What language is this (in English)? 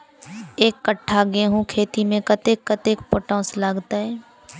Maithili